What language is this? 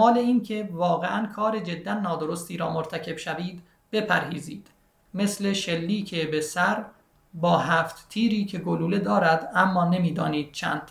Persian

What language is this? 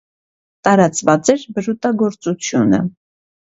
Armenian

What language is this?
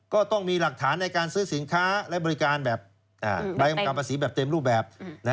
Thai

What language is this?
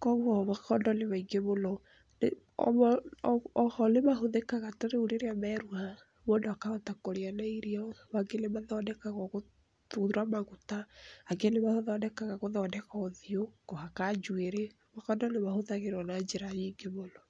Kikuyu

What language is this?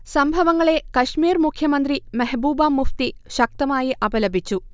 Malayalam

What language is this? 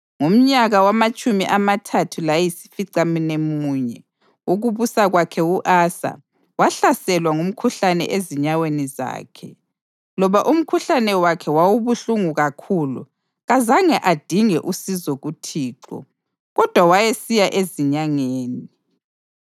North Ndebele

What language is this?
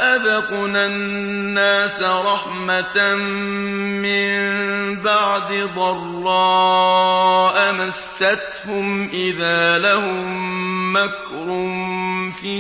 Arabic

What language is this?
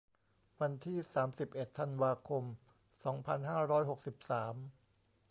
Thai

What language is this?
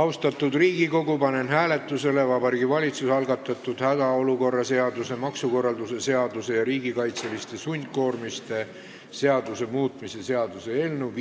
Estonian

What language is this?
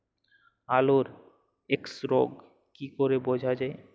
Bangla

